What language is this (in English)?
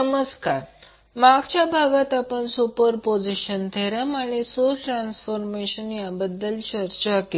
Marathi